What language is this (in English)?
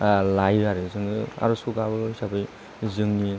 Bodo